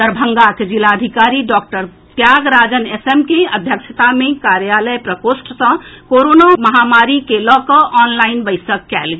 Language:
Maithili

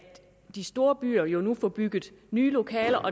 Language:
Danish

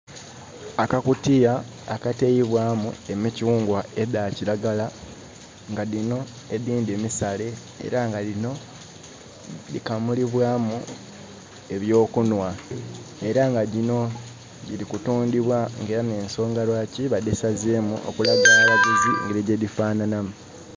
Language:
Soga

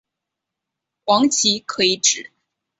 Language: Chinese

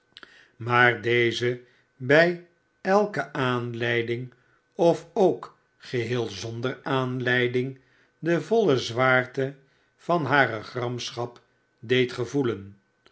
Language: Dutch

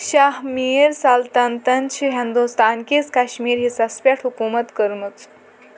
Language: Kashmiri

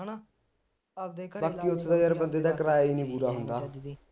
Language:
Punjabi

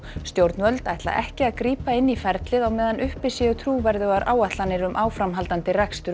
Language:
Icelandic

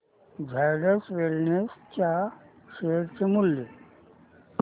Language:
Marathi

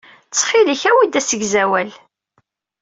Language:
Kabyle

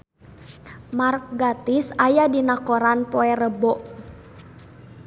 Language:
Sundanese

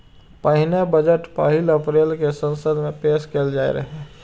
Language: Maithili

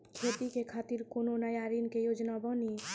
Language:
Maithili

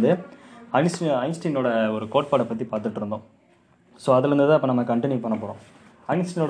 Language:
Tamil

